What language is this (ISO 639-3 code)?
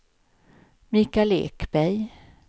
swe